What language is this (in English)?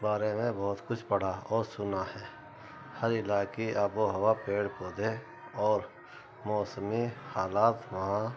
Urdu